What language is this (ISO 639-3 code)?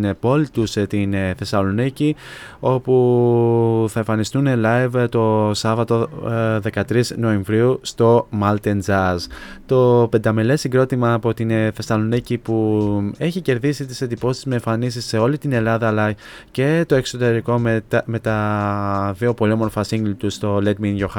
ell